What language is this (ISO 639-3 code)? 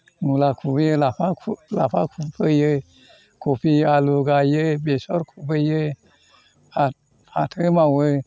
brx